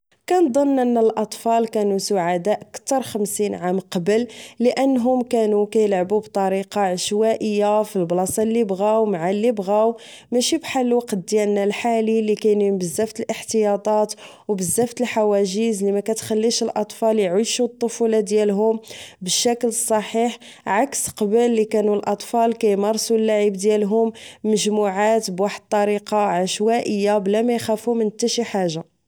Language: Moroccan Arabic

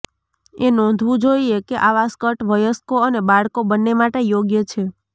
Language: Gujarati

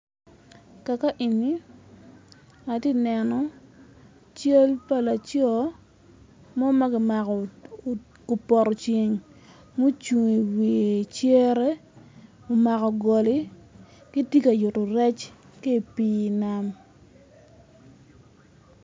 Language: Acoli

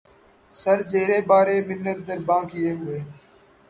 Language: Urdu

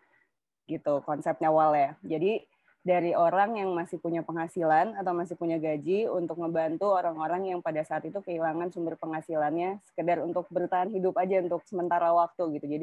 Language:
Indonesian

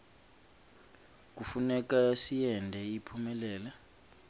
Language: Swati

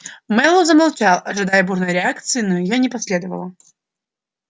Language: Russian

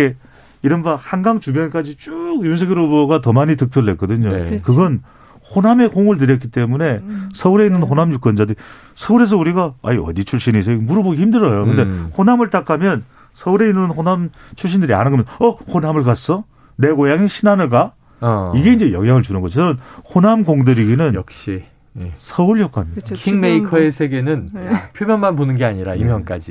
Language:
Korean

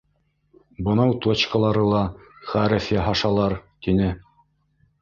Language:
Bashkir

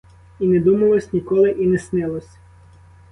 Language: Ukrainian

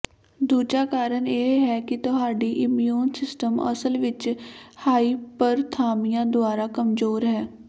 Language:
Punjabi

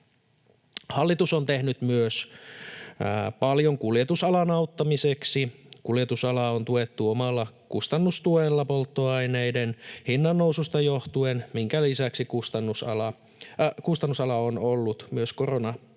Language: Finnish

